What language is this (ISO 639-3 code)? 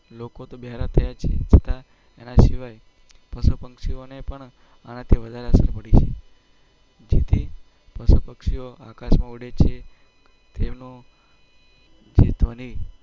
guj